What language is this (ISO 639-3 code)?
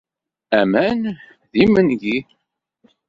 kab